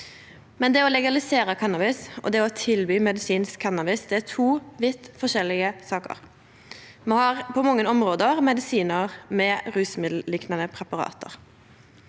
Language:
Norwegian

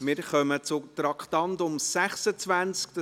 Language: Swiss German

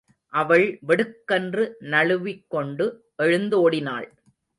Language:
Tamil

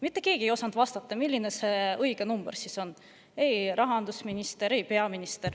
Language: Estonian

